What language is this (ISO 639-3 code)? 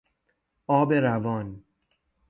fas